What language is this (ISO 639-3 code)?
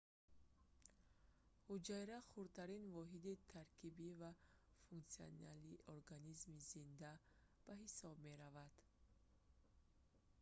tgk